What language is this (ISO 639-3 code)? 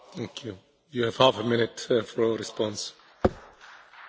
spa